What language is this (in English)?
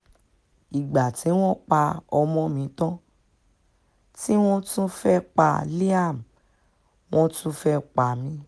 Yoruba